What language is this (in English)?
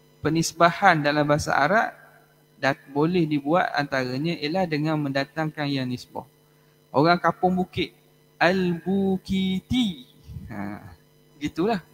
Malay